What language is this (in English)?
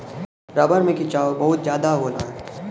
Bhojpuri